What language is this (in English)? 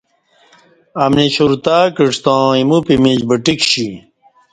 Kati